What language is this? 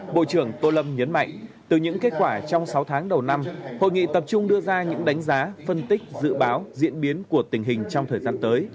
Vietnamese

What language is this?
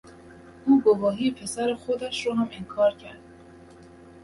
Persian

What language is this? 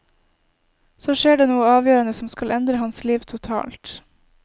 Norwegian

